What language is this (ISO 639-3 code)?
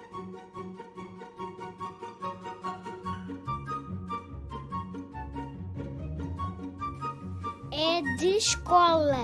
por